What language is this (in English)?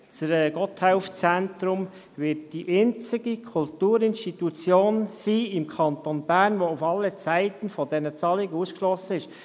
Swiss German